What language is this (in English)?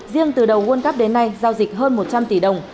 Vietnamese